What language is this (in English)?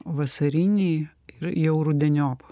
Lithuanian